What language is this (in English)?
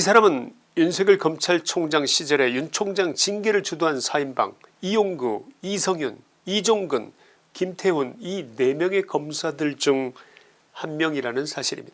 Korean